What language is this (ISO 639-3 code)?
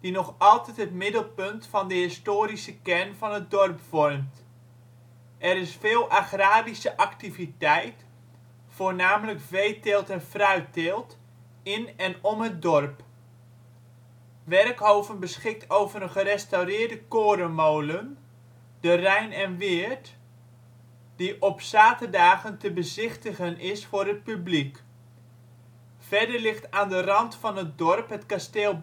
nld